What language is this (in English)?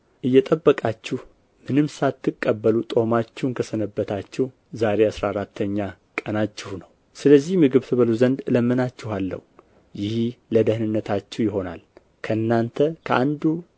Amharic